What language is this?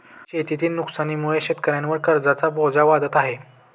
Marathi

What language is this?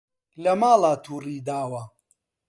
Central Kurdish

